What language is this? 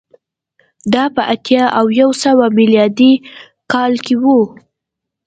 Pashto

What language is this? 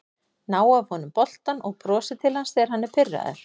Icelandic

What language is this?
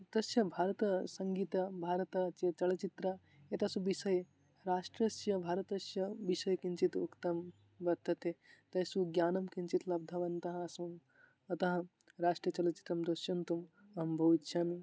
Sanskrit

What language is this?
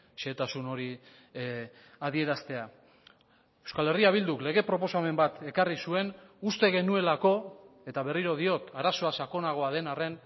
Basque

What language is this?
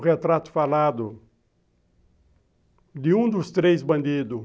Portuguese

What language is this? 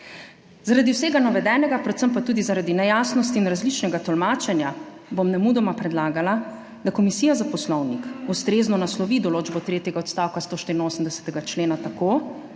Slovenian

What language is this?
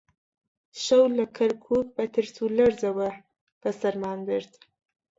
Central Kurdish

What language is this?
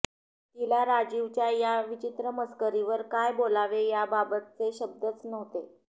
Marathi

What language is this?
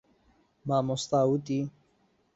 Central Kurdish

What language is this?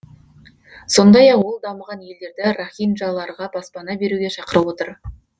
Kazakh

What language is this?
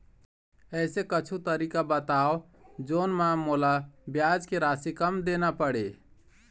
Chhattisgarhi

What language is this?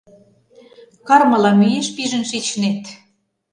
Mari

